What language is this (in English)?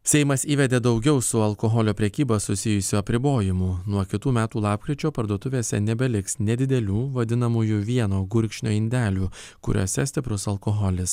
Lithuanian